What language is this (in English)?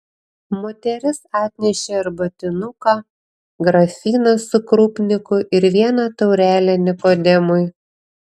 Lithuanian